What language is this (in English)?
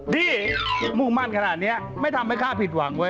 Thai